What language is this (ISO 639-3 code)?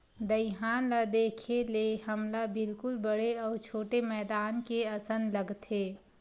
hne